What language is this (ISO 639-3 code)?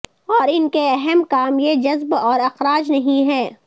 urd